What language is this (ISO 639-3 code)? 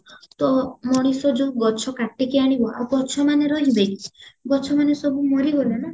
ori